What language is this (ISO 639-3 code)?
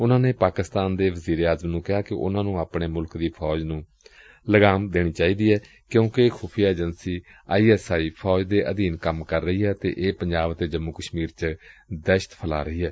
pan